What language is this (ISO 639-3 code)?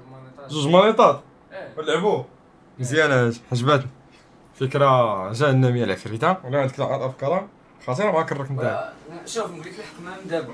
ara